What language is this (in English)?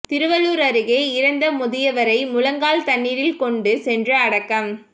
Tamil